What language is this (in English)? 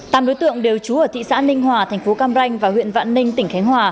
Vietnamese